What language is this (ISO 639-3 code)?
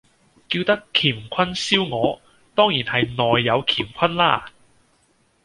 yue